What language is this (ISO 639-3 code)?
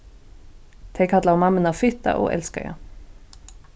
fao